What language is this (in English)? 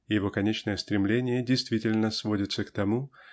Russian